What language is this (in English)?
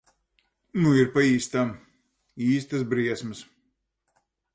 Latvian